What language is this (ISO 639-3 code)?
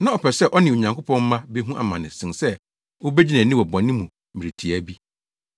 aka